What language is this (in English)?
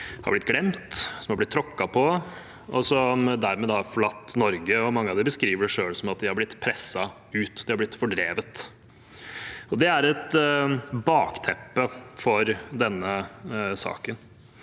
Norwegian